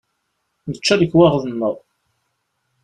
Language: Kabyle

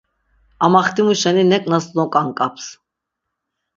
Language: Laz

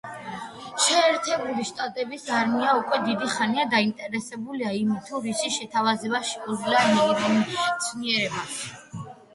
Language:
Georgian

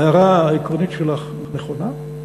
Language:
Hebrew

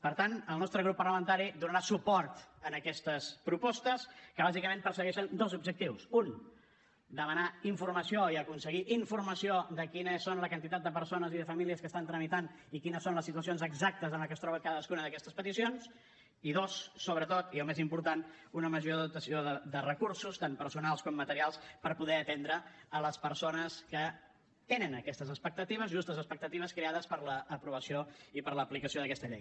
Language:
Catalan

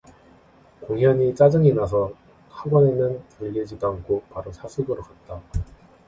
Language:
Korean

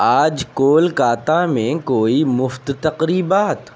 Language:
Urdu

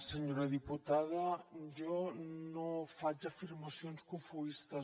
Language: Catalan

